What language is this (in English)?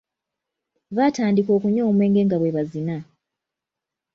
Ganda